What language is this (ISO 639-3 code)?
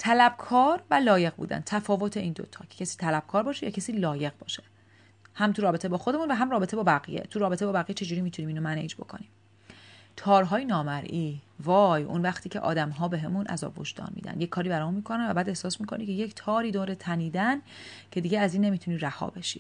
fas